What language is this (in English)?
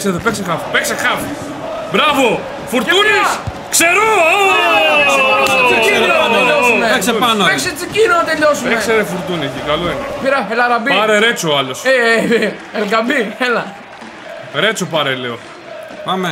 Greek